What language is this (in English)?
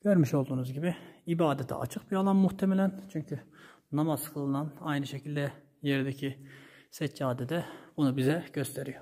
Turkish